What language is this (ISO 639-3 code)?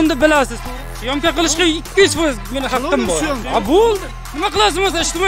tur